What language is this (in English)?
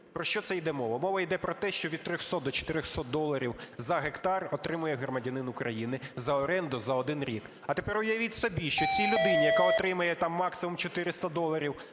Ukrainian